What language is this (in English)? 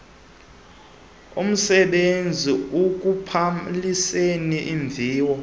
Xhosa